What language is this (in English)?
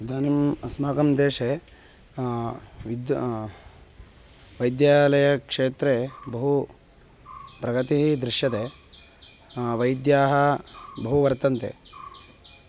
Sanskrit